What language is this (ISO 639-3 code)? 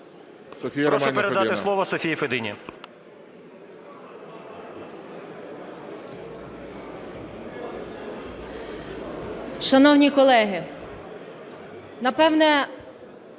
ukr